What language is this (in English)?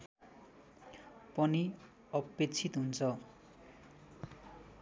Nepali